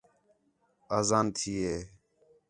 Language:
Khetrani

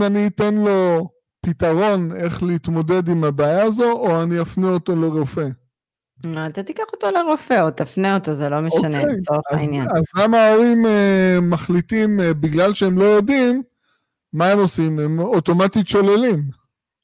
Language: Hebrew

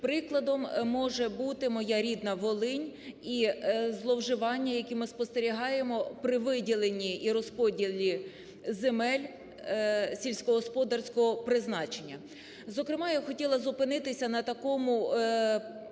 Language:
Ukrainian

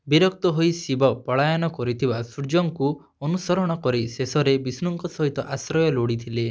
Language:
Odia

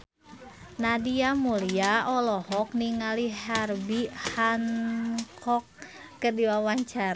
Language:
Sundanese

